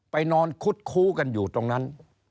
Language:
Thai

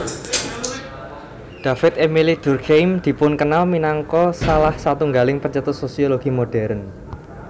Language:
Javanese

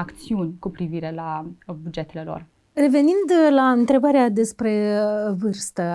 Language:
Romanian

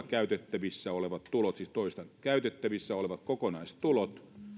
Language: Finnish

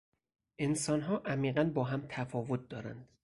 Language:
Persian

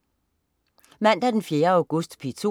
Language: Danish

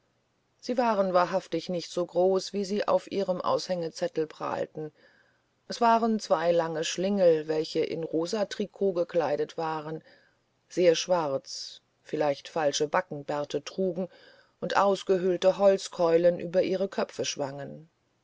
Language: German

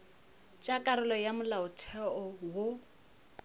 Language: Northern Sotho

